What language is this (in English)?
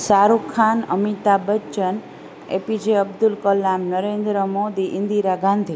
Gujarati